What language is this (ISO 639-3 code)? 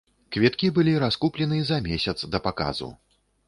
bel